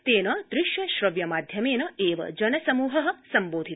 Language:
Sanskrit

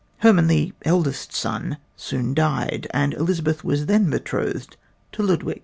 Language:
English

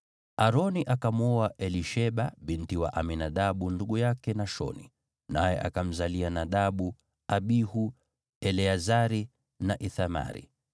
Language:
Swahili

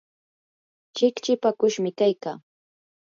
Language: Yanahuanca Pasco Quechua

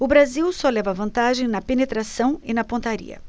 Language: Portuguese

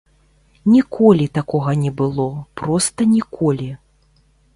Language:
Belarusian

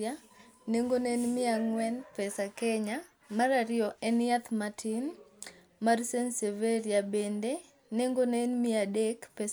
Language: Luo (Kenya and Tanzania)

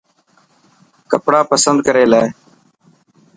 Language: Dhatki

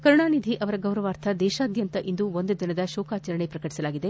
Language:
Kannada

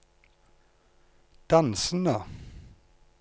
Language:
Norwegian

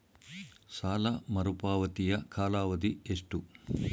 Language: Kannada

